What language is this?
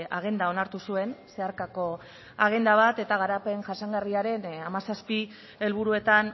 Basque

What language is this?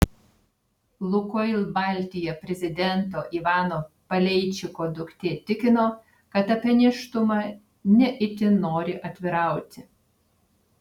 Lithuanian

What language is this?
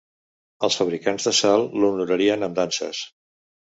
Catalan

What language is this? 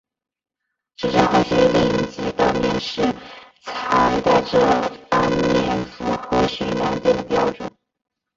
Chinese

